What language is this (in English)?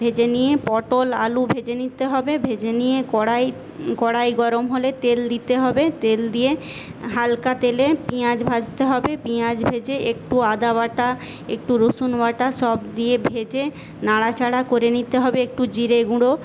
Bangla